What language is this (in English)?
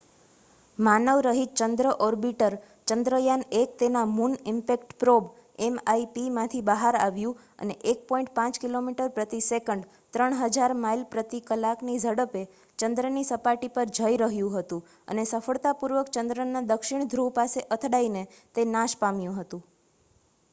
Gujarati